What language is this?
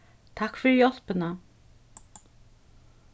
Faroese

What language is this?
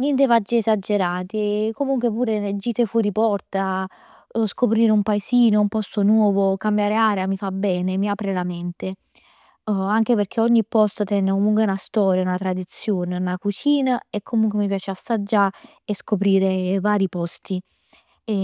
Neapolitan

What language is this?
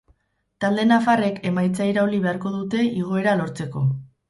Basque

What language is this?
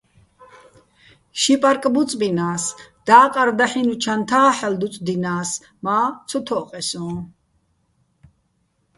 Bats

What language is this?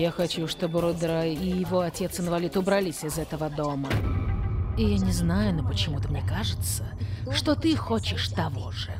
Russian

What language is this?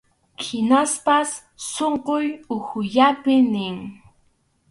Arequipa-La Unión Quechua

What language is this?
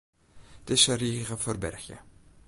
Western Frisian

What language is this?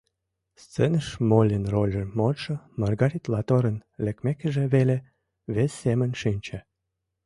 Mari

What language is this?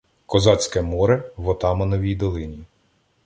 Ukrainian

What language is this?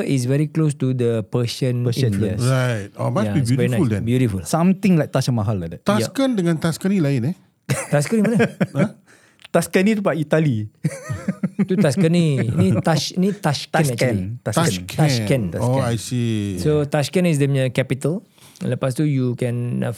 Malay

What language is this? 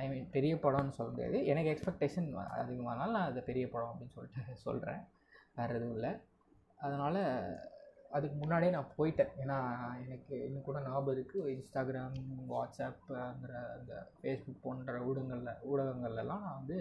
Tamil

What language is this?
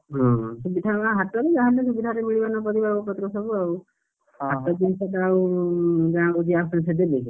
Odia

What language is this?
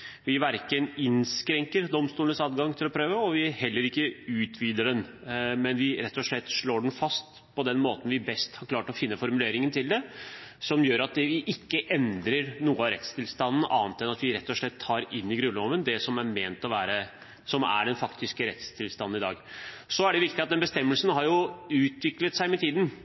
Norwegian Bokmål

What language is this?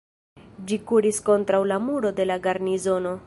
Esperanto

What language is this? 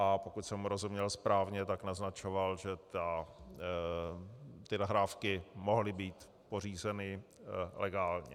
Czech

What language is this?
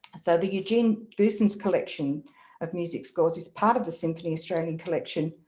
English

